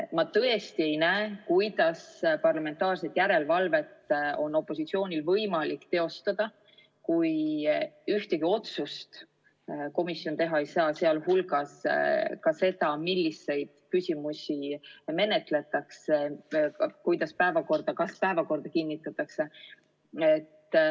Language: Estonian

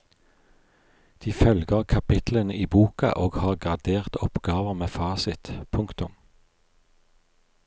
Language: Norwegian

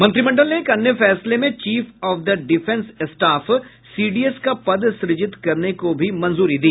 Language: Hindi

